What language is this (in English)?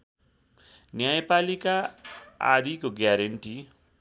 Nepali